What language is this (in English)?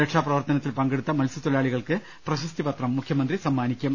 Malayalam